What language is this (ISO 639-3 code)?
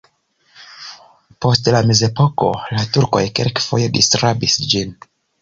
epo